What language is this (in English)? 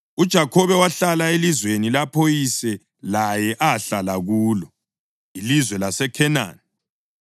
North Ndebele